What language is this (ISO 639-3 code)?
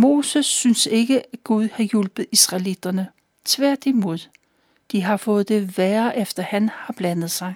dan